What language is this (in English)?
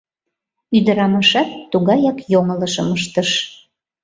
Mari